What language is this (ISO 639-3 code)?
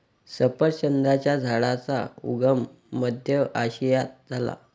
mar